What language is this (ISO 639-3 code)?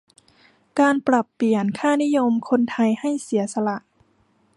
tha